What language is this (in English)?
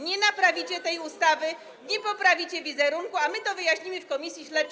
Polish